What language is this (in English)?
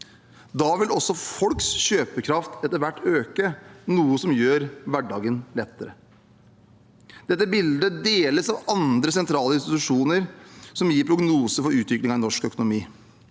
Norwegian